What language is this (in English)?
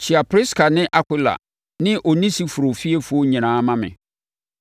Akan